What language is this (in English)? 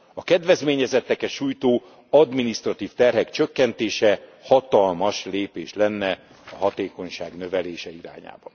Hungarian